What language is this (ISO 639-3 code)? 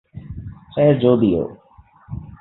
urd